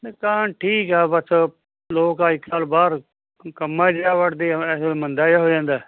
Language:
Punjabi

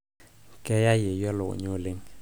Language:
Masai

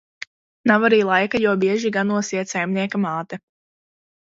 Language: Latvian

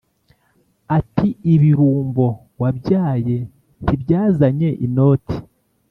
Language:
Kinyarwanda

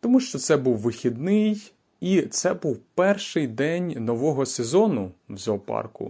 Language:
Ukrainian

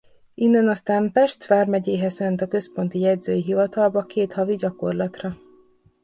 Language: Hungarian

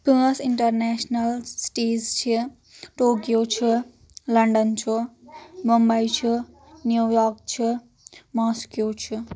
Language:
Kashmiri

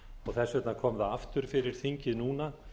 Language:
Icelandic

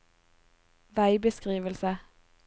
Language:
Norwegian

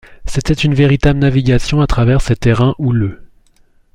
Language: French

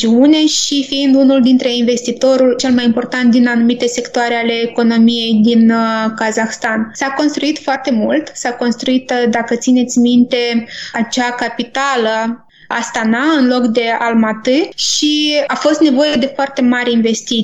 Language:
Romanian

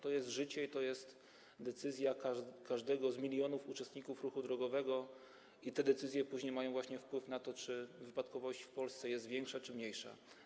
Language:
Polish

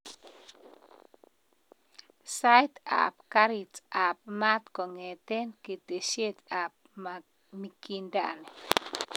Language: Kalenjin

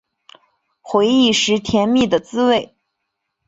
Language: Chinese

